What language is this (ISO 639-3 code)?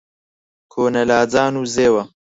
ckb